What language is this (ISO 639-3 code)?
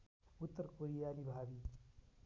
nep